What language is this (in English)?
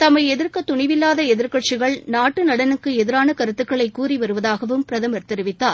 Tamil